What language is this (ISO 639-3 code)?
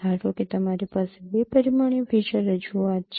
guj